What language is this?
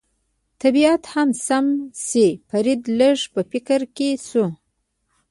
Pashto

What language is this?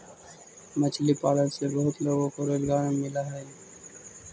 Magahi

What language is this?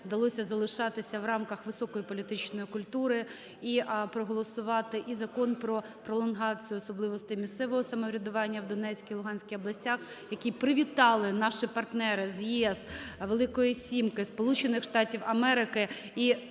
Ukrainian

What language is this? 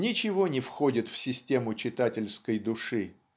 Russian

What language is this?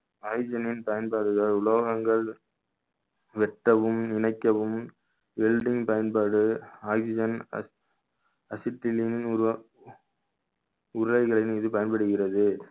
Tamil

